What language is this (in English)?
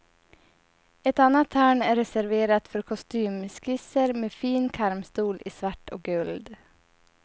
Swedish